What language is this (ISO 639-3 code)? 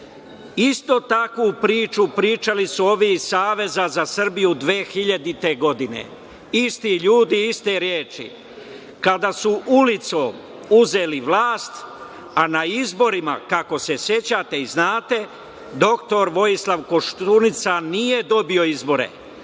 srp